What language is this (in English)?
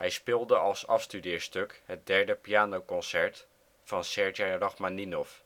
Dutch